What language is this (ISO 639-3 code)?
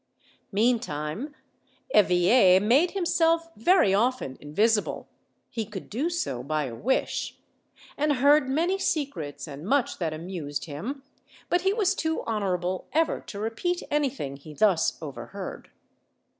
eng